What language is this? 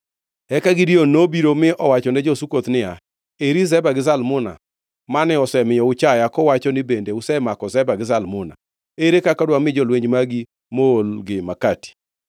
Luo (Kenya and Tanzania)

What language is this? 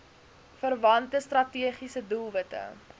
Afrikaans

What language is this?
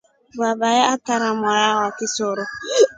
Rombo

